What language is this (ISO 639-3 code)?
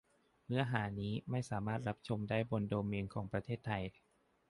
tha